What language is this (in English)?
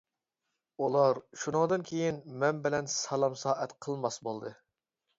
Uyghur